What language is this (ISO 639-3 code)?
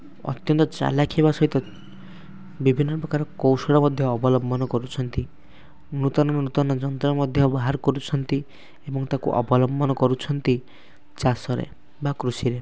ori